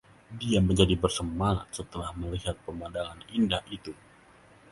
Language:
Indonesian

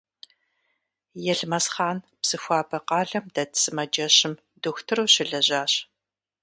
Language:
Kabardian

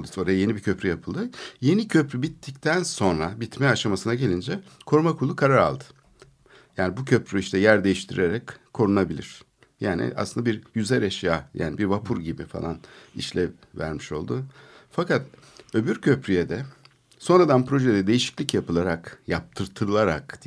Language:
Turkish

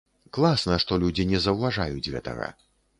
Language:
Belarusian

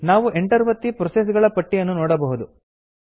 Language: Kannada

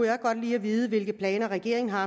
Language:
Danish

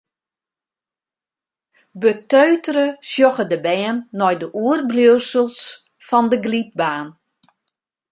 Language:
Western Frisian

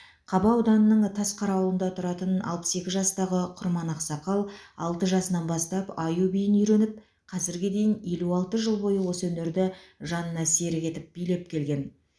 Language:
Kazakh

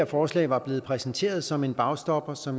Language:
Danish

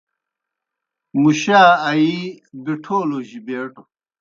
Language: Kohistani Shina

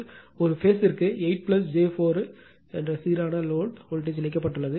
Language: Tamil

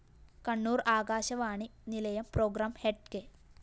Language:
Malayalam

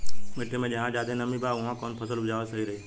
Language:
Bhojpuri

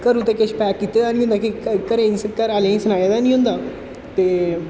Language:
Dogri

